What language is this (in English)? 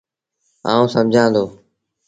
Sindhi Bhil